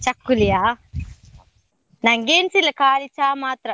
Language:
Kannada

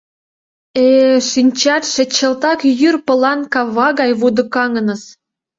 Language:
Mari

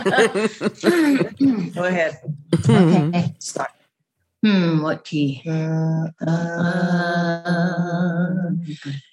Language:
English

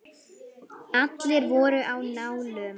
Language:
Icelandic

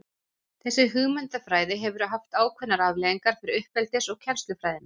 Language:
Icelandic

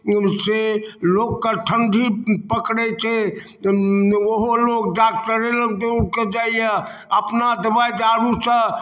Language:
Maithili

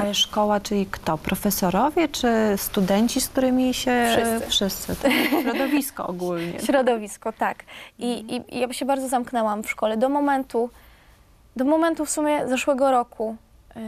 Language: Polish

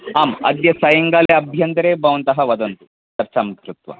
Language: Sanskrit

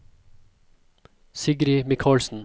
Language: Norwegian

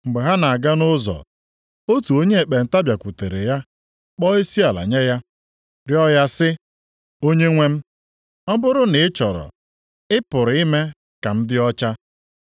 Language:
Igbo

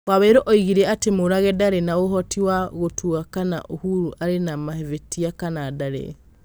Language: Kikuyu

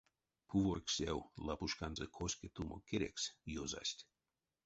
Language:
Erzya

